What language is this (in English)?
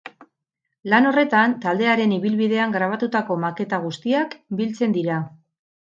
Basque